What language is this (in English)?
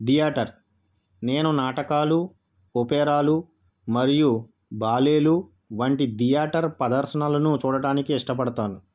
Telugu